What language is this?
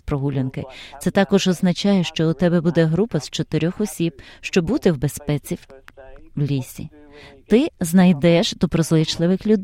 Ukrainian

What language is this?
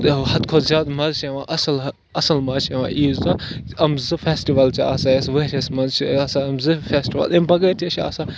Kashmiri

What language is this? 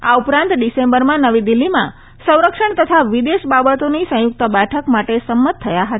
Gujarati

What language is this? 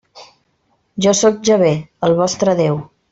Catalan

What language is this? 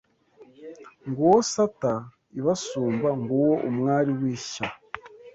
Kinyarwanda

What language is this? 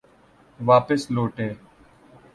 Urdu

